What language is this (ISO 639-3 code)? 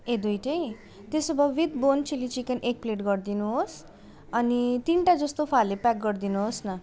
nep